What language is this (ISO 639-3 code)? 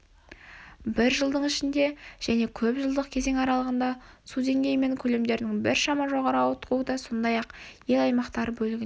kaz